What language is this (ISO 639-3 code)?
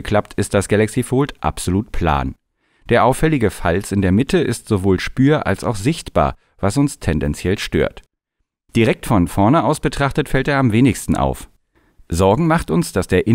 deu